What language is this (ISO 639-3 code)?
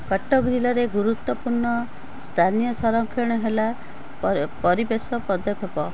ori